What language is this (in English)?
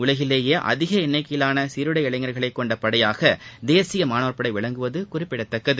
Tamil